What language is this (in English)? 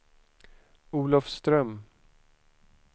Swedish